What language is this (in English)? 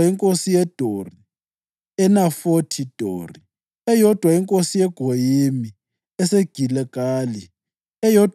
North Ndebele